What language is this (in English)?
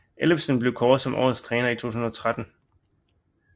Danish